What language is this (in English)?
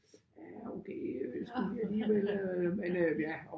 Danish